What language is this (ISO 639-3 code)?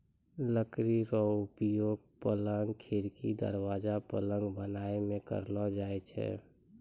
mai